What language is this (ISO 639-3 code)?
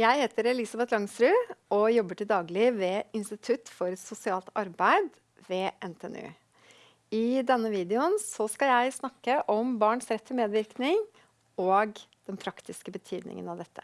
nor